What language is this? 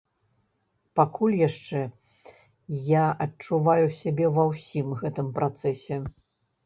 Belarusian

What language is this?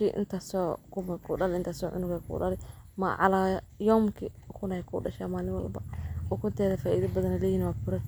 Somali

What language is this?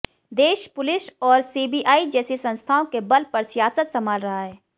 Hindi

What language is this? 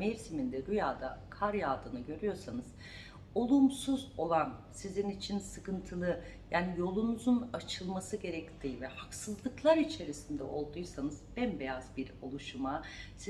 Turkish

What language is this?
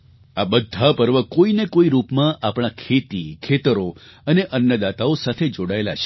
Gujarati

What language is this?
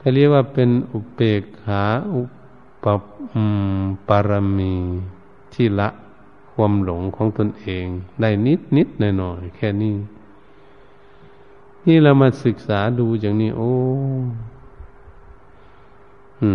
Thai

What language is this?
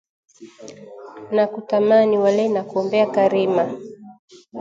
Swahili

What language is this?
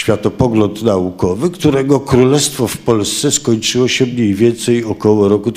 Polish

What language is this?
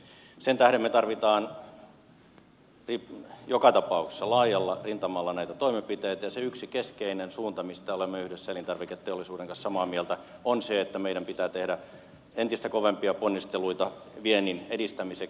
Finnish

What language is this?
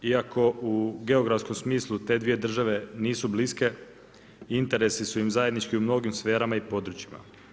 Croatian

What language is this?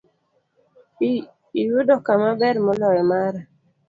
Luo (Kenya and Tanzania)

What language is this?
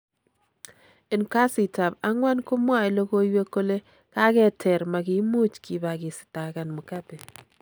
Kalenjin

